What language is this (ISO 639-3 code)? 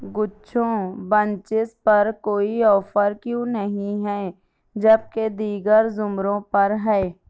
urd